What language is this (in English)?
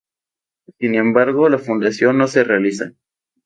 Spanish